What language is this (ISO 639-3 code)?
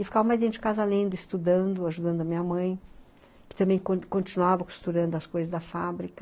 por